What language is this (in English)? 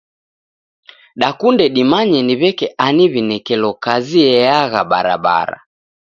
Taita